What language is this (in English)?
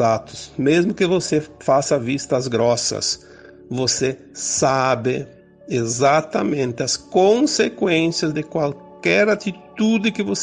Portuguese